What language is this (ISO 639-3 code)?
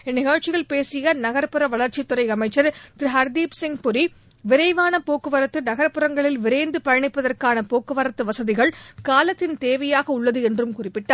tam